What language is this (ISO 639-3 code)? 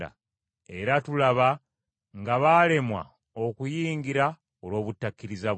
lug